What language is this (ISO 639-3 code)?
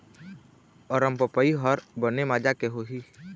hne